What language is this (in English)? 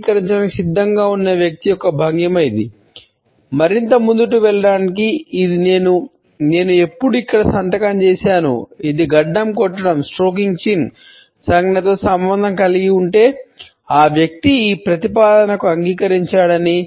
Telugu